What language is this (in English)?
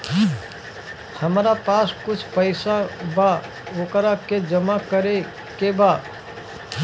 Bhojpuri